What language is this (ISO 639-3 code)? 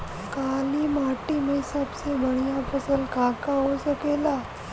bho